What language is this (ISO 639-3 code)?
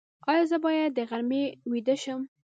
pus